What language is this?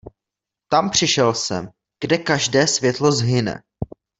Czech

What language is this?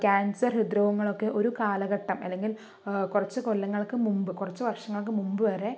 Malayalam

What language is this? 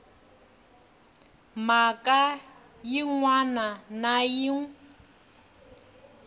Tsonga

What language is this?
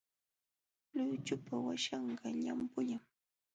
Jauja Wanca Quechua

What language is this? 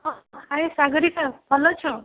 Odia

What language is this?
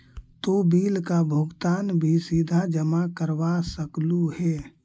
Magahi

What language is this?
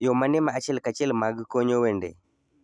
Luo (Kenya and Tanzania)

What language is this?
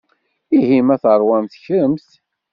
Kabyle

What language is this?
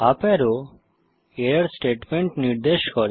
Bangla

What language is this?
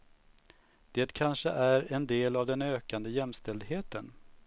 Swedish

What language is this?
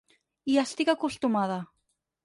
Catalan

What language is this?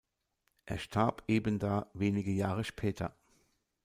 German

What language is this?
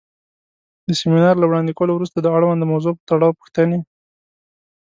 Pashto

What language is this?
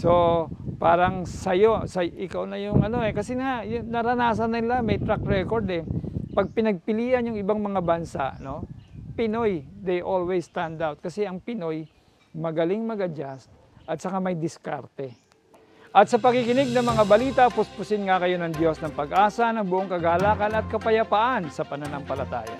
Filipino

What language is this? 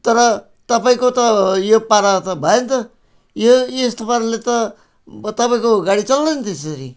Nepali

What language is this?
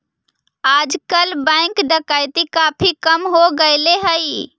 Magahi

